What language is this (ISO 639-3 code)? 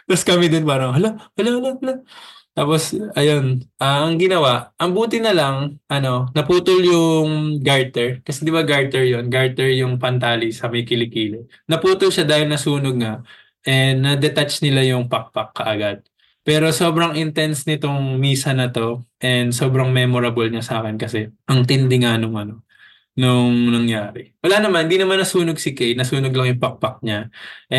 fil